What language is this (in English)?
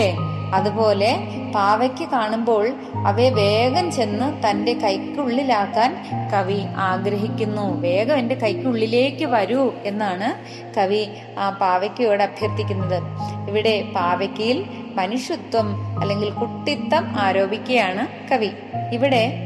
Malayalam